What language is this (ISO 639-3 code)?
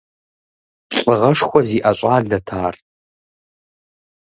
kbd